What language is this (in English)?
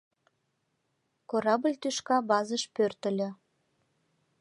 Mari